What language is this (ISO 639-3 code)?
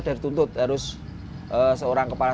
ind